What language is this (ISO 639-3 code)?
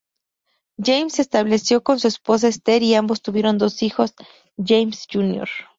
spa